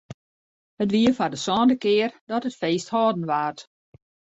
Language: Western Frisian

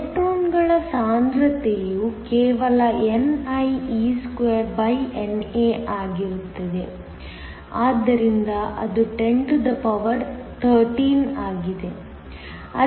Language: Kannada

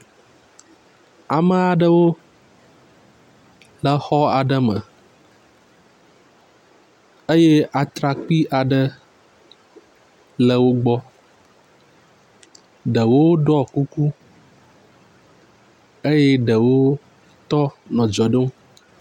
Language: Ewe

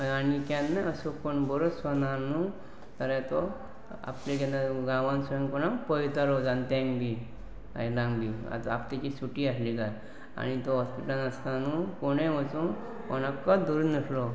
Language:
Konkani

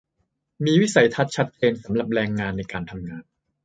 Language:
Thai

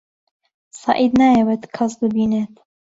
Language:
Central Kurdish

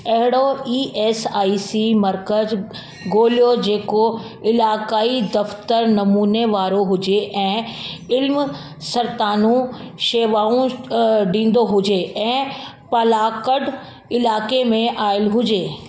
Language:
Sindhi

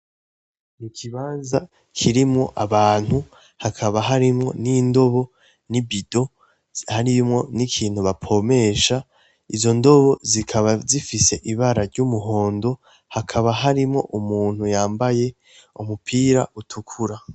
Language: Rundi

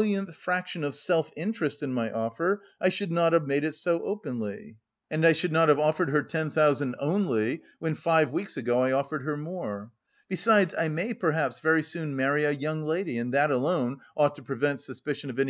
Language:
English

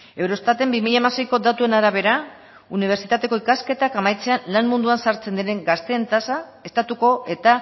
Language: Basque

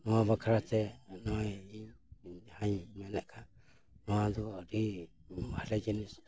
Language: Santali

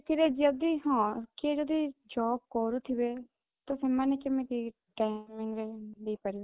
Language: Odia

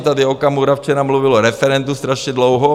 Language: Czech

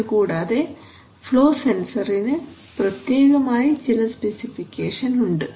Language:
Malayalam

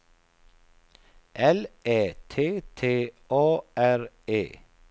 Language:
Swedish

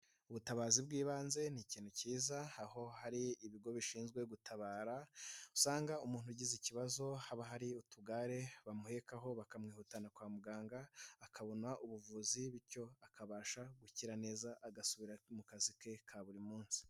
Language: Kinyarwanda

